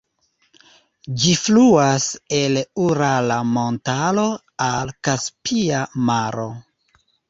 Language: Esperanto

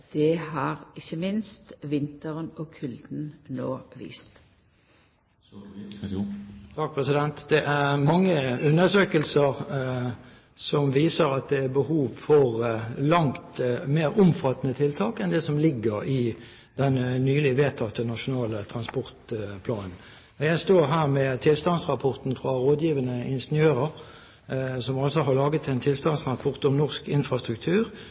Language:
Norwegian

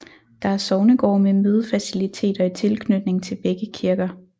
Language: Danish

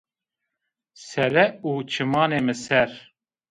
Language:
Zaza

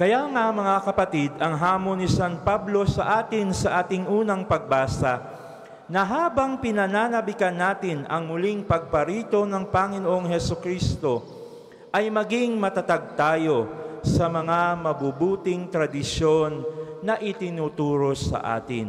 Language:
Filipino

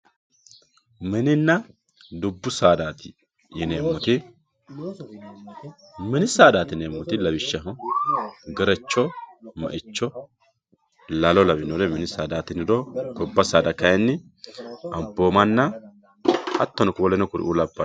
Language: Sidamo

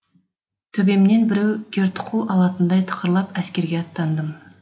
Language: Kazakh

